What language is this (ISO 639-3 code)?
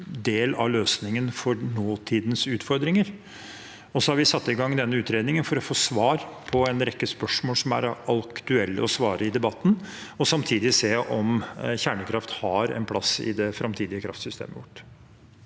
nor